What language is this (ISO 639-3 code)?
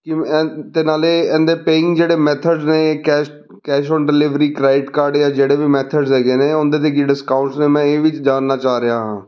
pan